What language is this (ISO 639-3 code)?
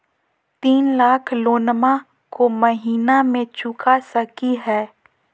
mag